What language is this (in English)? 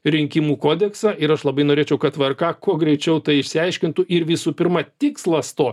Lithuanian